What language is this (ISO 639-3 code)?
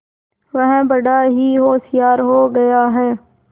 hin